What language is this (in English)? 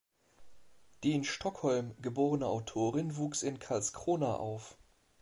German